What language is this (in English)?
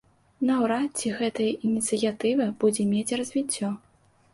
Belarusian